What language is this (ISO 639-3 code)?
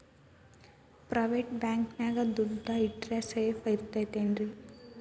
kan